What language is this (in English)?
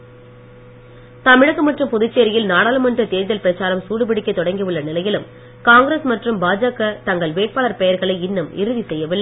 Tamil